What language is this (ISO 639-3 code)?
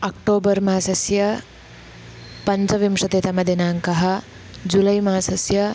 san